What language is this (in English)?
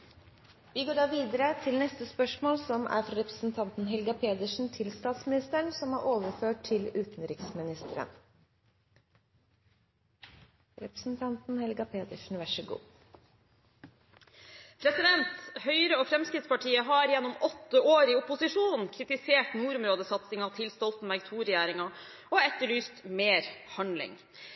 Norwegian